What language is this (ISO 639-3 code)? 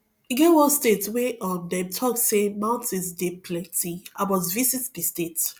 pcm